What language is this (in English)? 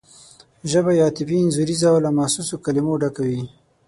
Pashto